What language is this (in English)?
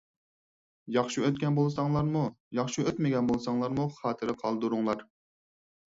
Uyghur